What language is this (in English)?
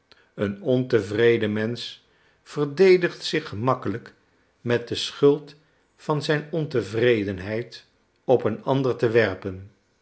Dutch